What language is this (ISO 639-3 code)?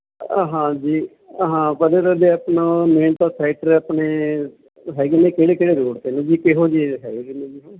pan